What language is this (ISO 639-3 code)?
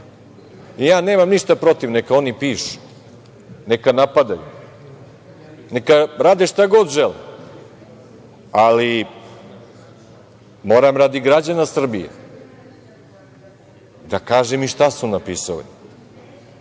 srp